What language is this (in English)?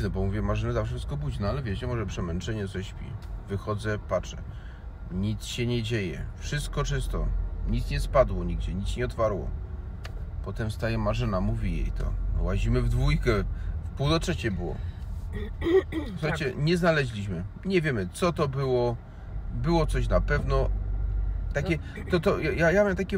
Polish